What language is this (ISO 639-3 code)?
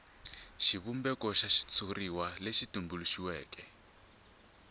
tso